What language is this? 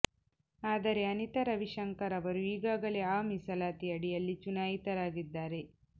Kannada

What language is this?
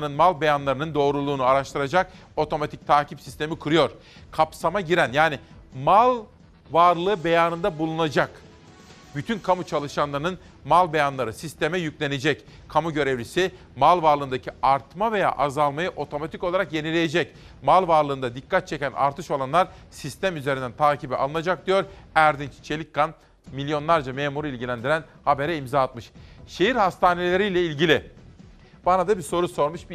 Turkish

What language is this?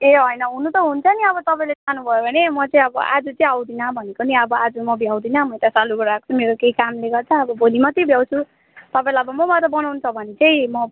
Nepali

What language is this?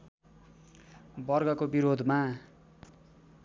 Nepali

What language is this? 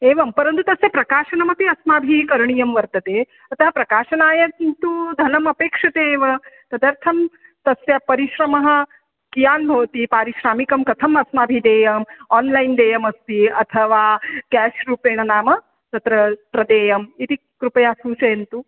Sanskrit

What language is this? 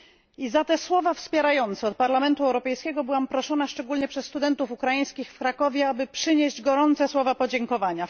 Polish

